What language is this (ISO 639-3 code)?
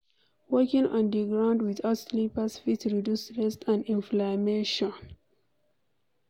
pcm